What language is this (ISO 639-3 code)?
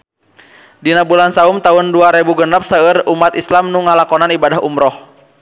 sun